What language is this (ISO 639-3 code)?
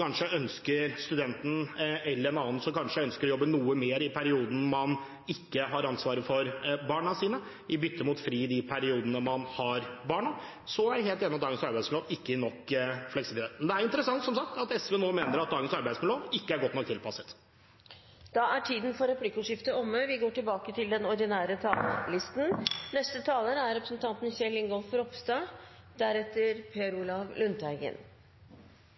nor